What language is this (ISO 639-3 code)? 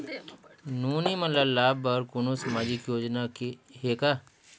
hne